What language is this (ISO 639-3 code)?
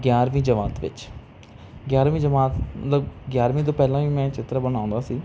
pan